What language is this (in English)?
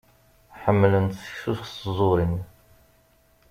Kabyle